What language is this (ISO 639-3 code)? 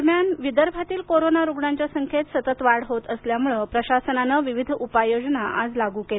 mar